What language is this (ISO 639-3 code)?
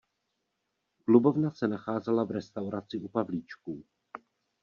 ces